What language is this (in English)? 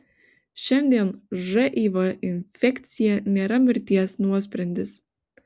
Lithuanian